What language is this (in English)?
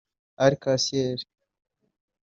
Kinyarwanda